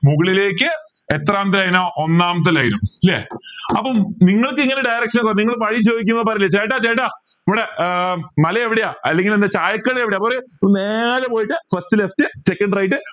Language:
Malayalam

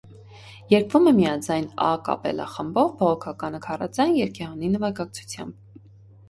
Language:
Armenian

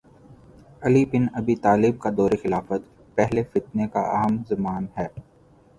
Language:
Urdu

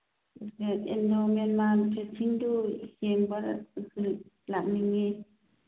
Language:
Manipuri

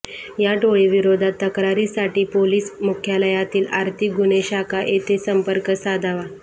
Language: Marathi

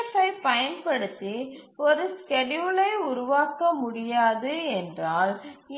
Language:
Tamil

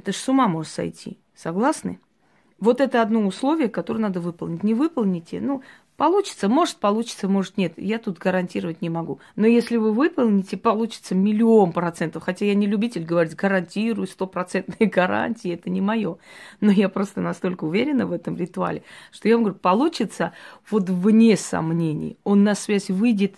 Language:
Russian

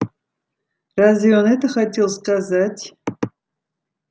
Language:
Russian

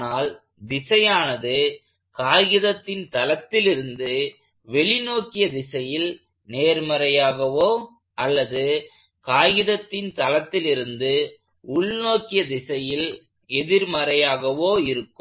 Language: Tamil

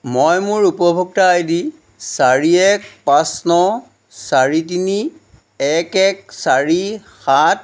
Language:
Assamese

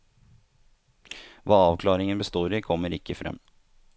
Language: Norwegian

